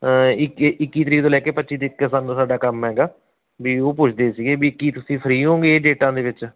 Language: Punjabi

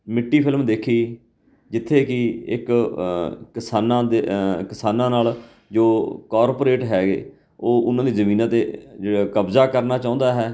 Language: Punjabi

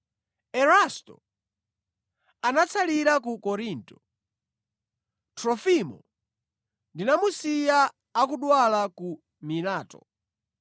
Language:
Nyanja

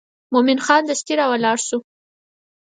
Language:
Pashto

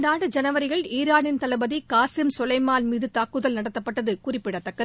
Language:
Tamil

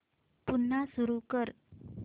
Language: Marathi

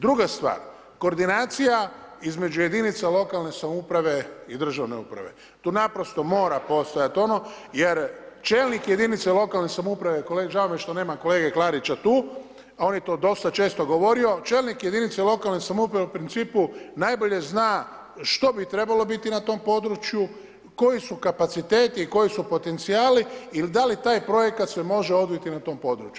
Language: Croatian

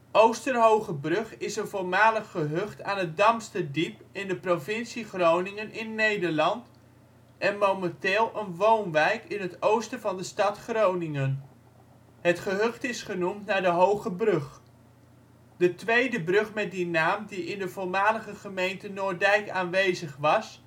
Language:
Dutch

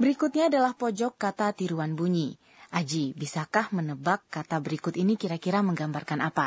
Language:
Indonesian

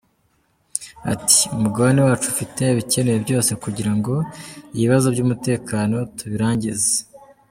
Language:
Kinyarwanda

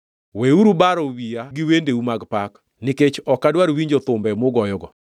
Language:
Luo (Kenya and Tanzania)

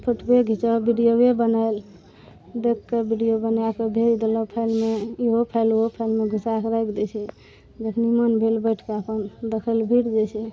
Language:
Maithili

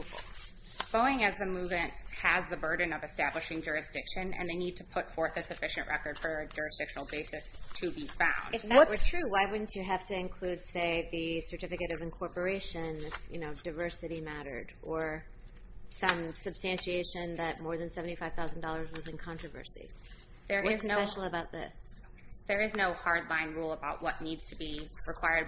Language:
English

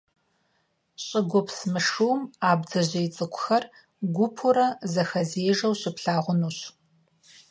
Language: Kabardian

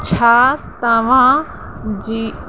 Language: Sindhi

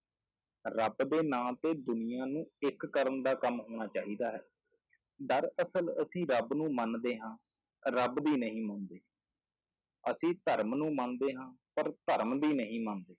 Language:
Punjabi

